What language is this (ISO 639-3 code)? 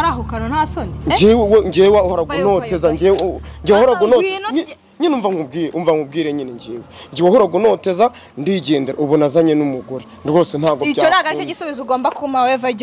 ron